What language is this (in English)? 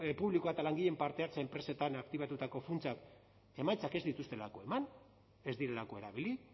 Basque